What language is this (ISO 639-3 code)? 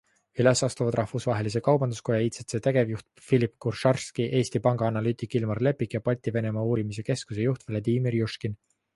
est